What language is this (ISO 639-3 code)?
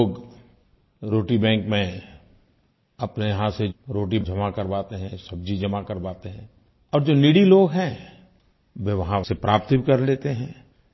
hin